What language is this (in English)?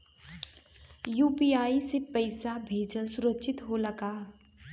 Bhojpuri